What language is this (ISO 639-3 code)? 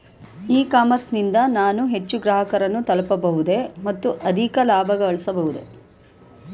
kan